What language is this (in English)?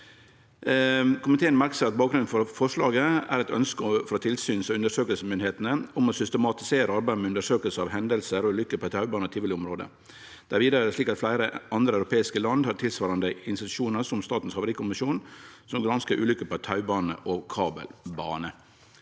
Norwegian